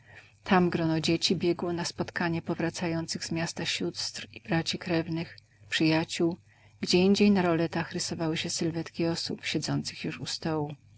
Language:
Polish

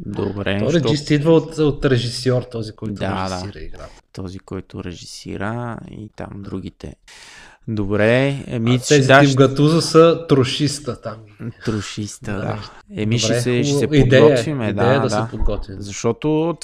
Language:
Bulgarian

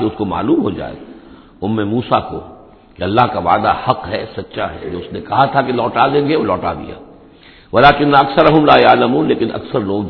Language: Urdu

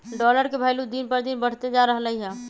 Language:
Magahi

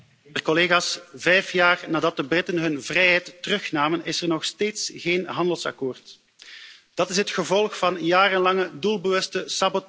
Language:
Dutch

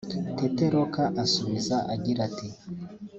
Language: Kinyarwanda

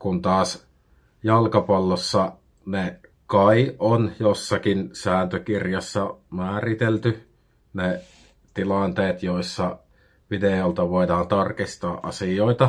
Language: Finnish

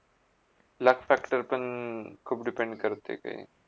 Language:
Marathi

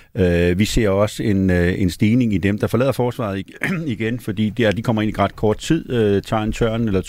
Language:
Danish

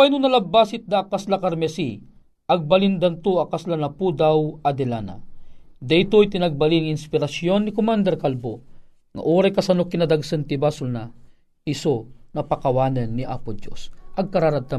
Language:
Filipino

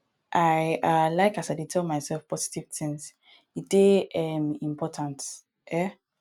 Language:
Nigerian Pidgin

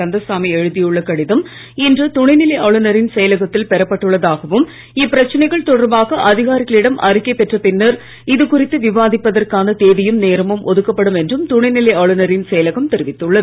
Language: Tamil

